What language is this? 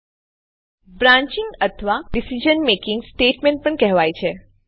Gujarati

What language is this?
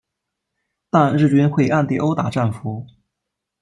Chinese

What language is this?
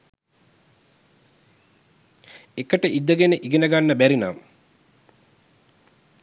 Sinhala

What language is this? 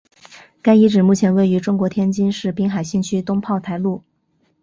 Chinese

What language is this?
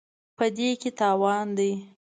Pashto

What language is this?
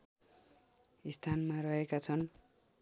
Nepali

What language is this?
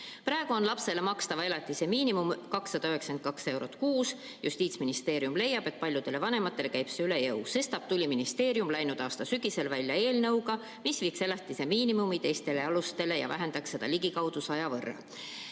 Estonian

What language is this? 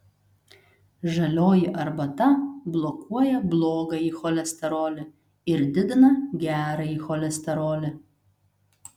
Lithuanian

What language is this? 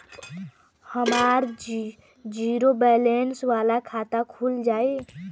Bhojpuri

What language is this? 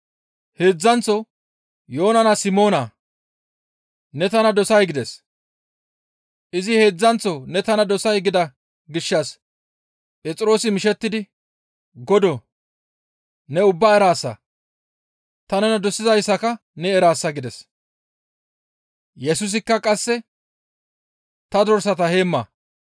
Gamo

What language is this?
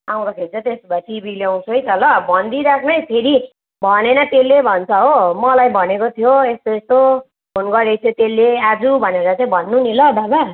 Nepali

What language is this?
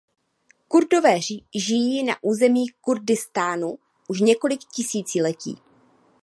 Czech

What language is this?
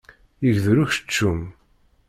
Kabyle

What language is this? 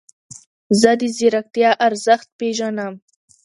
Pashto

